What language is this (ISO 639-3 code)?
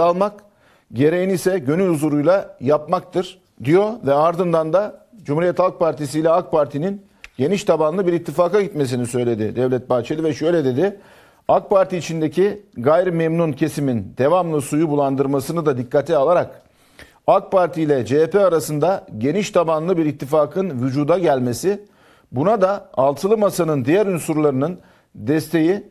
tur